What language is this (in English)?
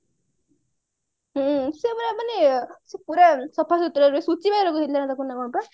Odia